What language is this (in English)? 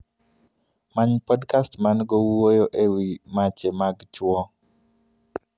Luo (Kenya and Tanzania)